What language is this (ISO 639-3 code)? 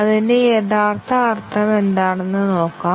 mal